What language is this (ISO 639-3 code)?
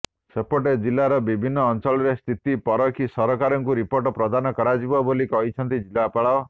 ori